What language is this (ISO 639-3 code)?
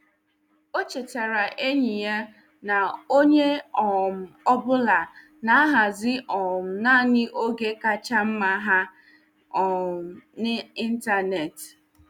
ibo